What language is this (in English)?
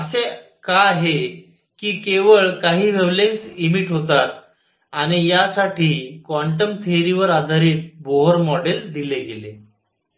Marathi